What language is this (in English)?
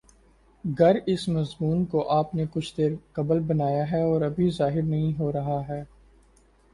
Urdu